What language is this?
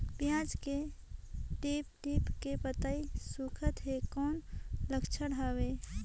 Chhattisgarhi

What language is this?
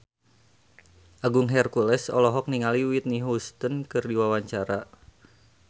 Sundanese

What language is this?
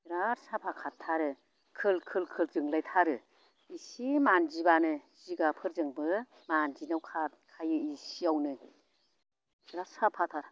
Bodo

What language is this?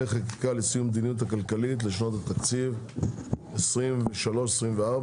Hebrew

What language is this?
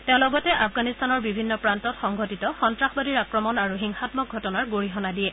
Assamese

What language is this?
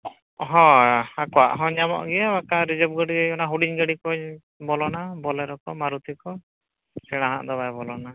Santali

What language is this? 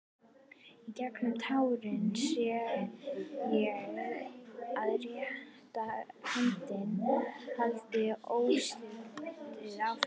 Icelandic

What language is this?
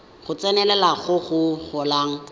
Tswana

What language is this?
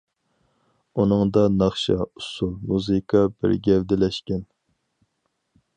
Uyghur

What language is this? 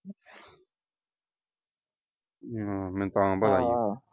Punjabi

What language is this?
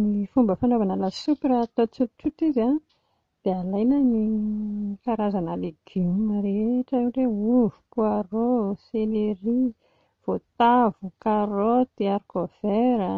Malagasy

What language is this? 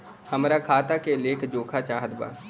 Bhojpuri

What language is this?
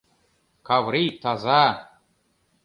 Mari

